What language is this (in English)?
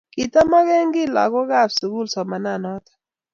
Kalenjin